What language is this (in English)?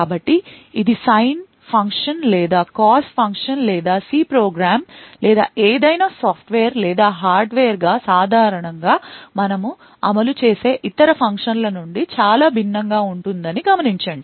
Telugu